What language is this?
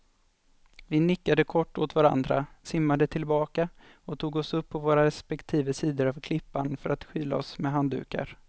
Swedish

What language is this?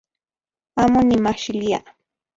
Central Puebla Nahuatl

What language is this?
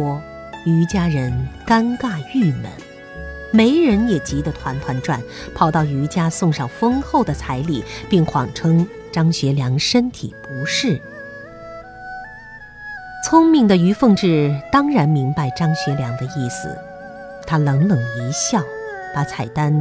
Chinese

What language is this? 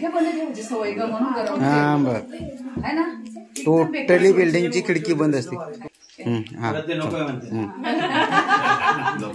Marathi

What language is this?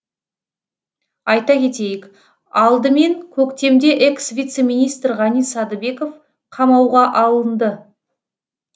Kazakh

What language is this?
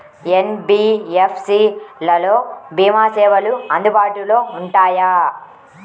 Telugu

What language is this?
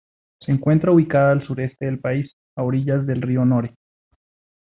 Spanish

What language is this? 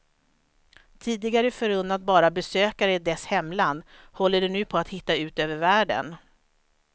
Swedish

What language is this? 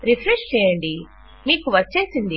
Telugu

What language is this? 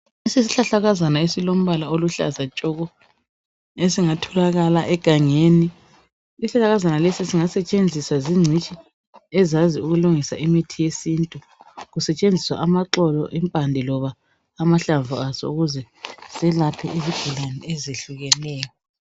North Ndebele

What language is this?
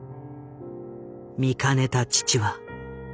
Japanese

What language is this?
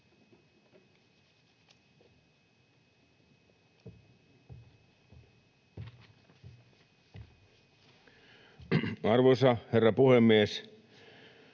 Finnish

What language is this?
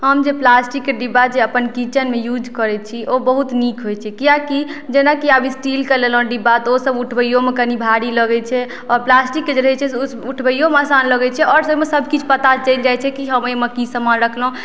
Maithili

